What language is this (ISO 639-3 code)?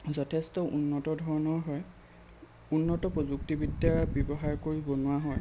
asm